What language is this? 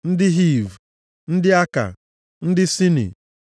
Igbo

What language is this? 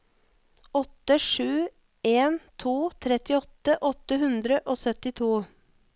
Norwegian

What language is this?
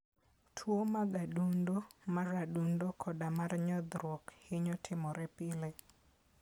Luo (Kenya and Tanzania)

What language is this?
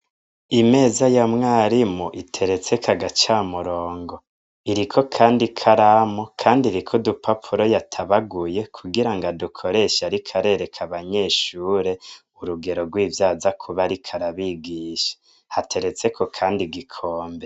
Rundi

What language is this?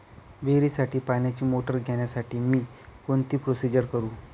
Marathi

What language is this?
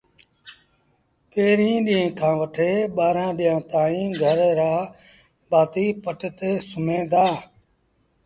Sindhi Bhil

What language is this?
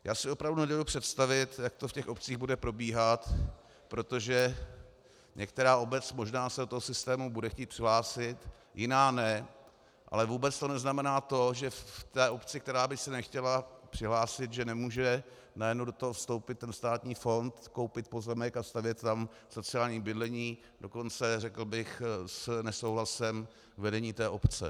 Czech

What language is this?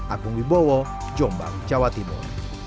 Indonesian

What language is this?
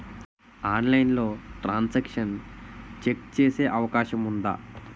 Telugu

